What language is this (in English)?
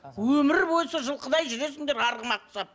Kazakh